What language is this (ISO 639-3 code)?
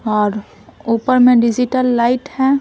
hin